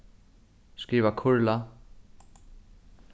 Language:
Faroese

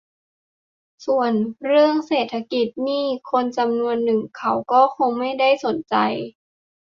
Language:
Thai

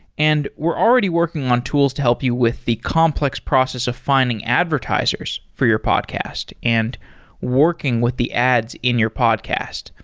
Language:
English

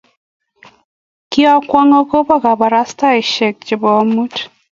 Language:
Kalenjin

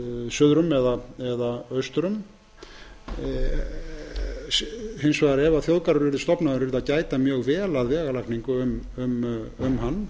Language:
Icelandic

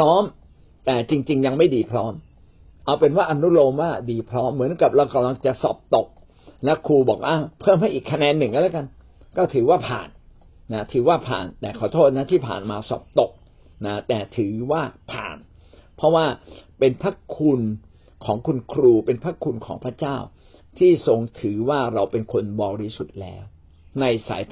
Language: Thai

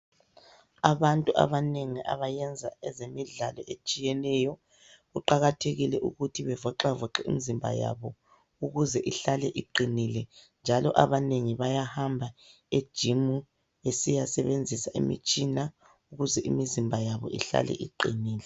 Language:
North Ndebele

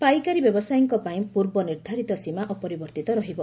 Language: Odia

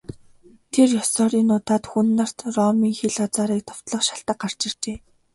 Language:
Mongolian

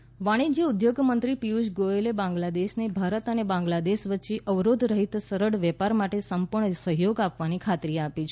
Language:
Gujarati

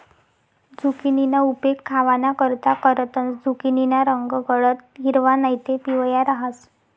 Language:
Marathi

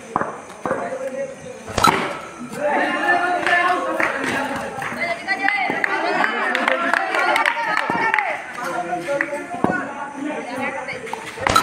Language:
Arabic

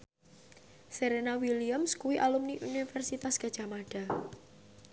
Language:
Javanese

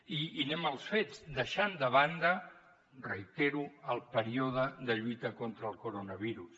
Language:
Catalan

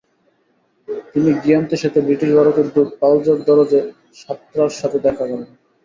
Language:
Bangla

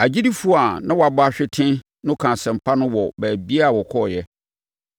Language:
Akan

